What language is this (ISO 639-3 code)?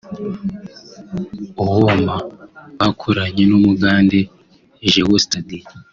kin